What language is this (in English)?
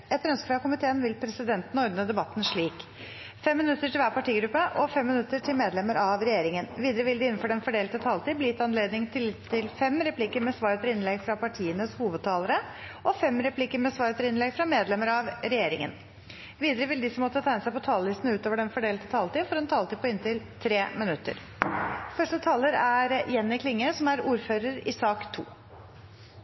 Norwegian